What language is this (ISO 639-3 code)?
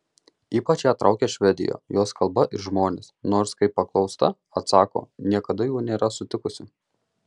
lit